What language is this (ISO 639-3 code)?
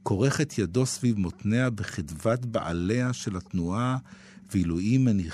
heb